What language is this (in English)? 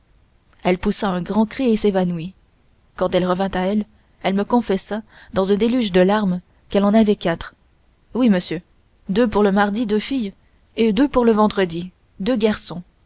French